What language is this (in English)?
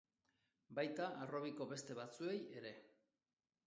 Basque